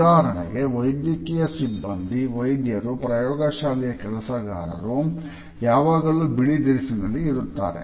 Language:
Kannada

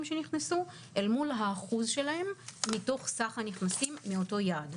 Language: Hebrew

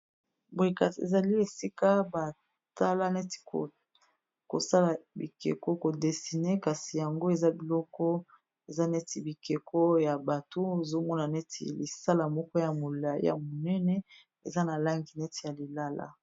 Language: Lingala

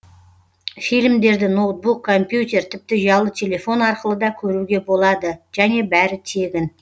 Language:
Kazakh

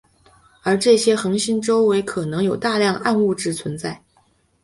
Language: Chinese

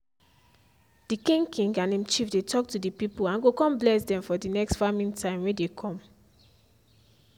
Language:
Nigerian Pidgin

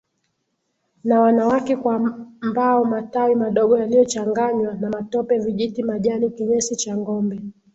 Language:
Swahili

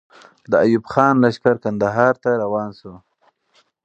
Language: Pashto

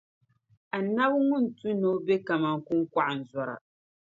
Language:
Dagbani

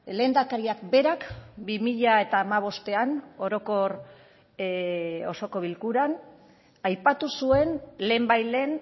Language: Basque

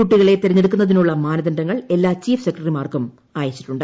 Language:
Malayalam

